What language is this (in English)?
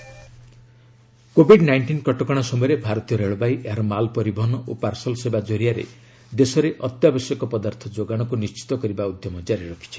Odia